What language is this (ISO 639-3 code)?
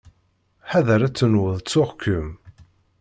kab